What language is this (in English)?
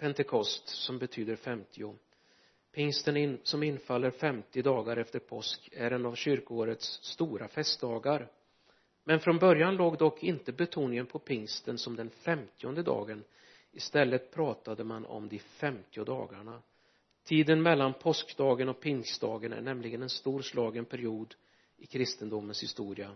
Swedish